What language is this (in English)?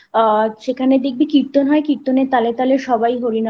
Bangla